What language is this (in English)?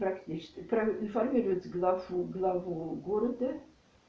Russian